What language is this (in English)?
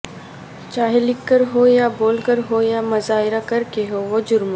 Urdu